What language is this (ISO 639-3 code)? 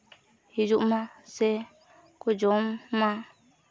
sat